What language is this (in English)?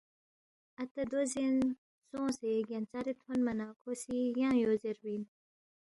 Balti